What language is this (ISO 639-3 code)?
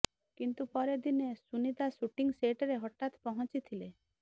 ori